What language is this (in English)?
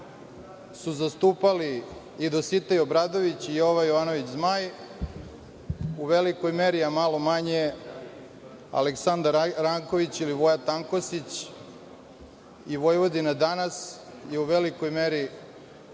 Serbian